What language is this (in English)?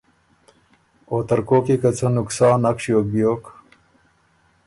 Ormuri